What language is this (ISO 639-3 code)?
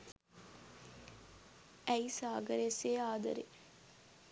sin